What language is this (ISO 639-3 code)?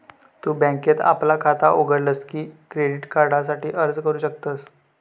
mar